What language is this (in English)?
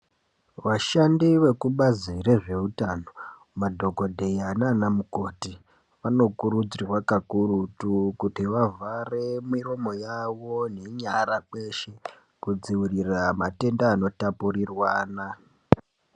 Ndau